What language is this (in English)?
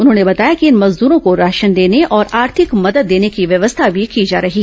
Hindi